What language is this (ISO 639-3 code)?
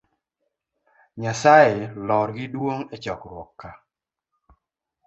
luo